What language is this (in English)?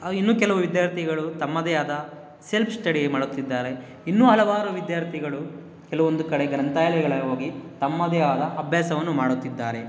Kannada